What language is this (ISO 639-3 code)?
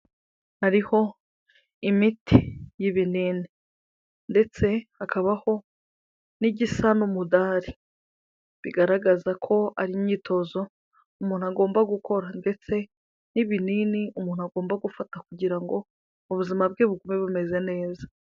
kin